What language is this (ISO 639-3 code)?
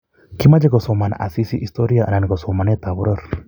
kln